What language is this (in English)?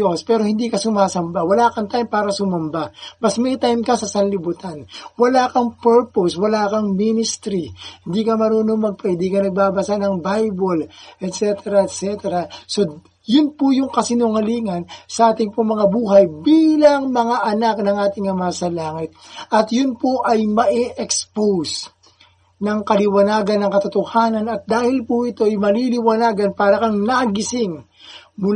Filipino